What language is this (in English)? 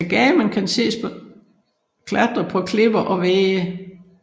Danish